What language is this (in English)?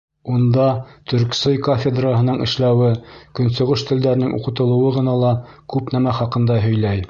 Bashkir